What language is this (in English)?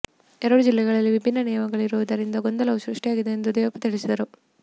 Kannada